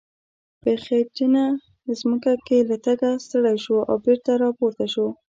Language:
Pashto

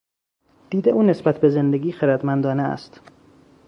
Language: Persian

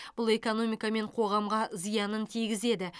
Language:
Kazakh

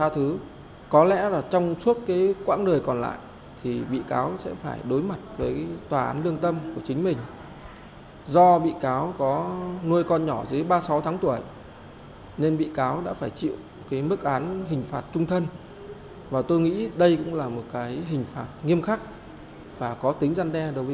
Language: Vietnamese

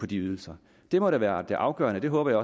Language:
Danish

